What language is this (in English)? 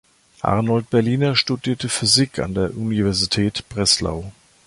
German